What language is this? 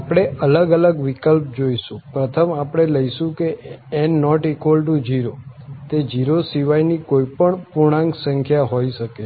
Gujarati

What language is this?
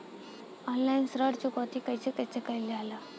Bhojpuri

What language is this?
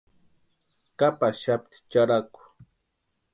Western Highland Purepecha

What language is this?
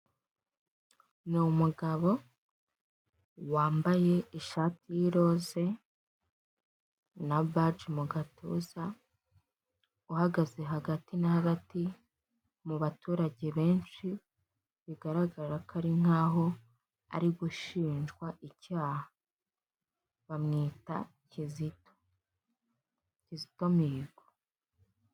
Kinyarwanda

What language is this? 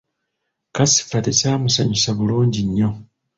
Ganda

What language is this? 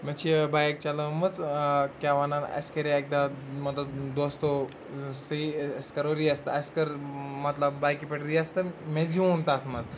Kashmiri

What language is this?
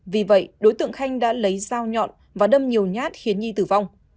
Vietnamese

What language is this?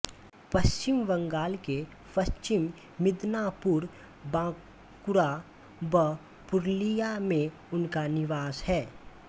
Hindi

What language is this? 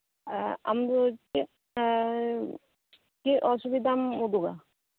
Santali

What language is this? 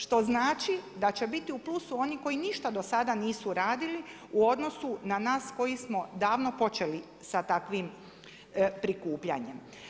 Croatian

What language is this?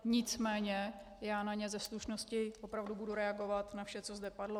Czech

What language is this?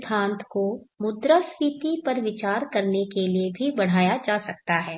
Hindi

